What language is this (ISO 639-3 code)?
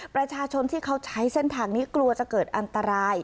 tha